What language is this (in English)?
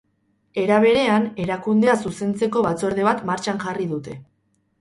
Basque